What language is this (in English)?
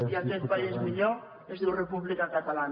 Catalan